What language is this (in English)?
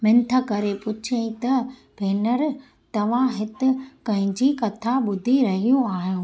Sindhi